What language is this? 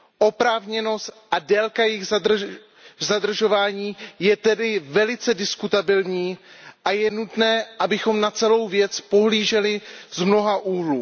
Czech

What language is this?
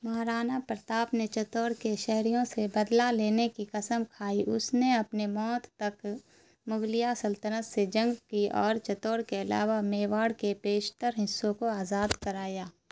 Urdu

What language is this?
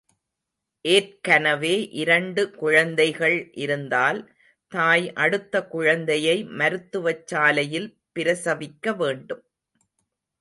Tamil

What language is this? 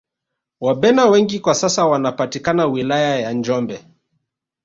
Swahili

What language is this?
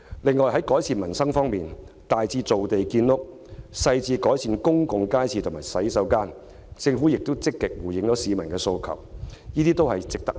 Cantonese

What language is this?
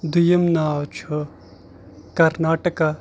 Kashmiri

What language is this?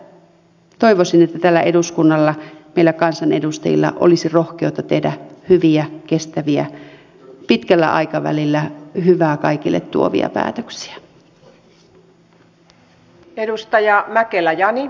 Finnish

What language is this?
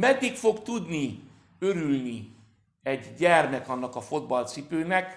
Hungarian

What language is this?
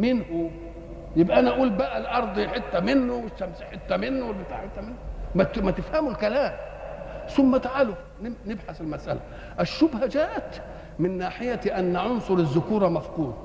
Arabic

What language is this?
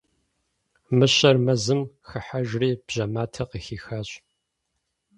Kabardian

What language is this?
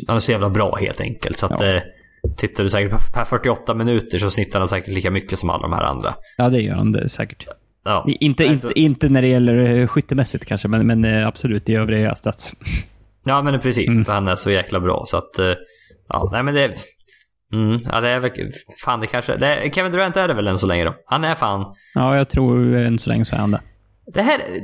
Swedish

